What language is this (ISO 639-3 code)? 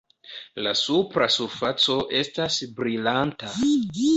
epo